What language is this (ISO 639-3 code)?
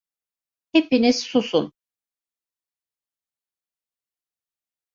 tur